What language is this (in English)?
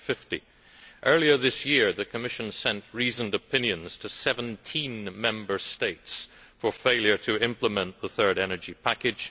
English